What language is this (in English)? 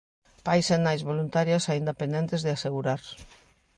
Galician